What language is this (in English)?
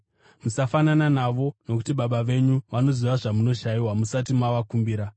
Shona